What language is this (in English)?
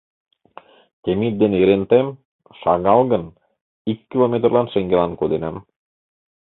Mari